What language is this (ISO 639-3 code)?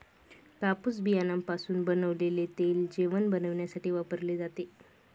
mar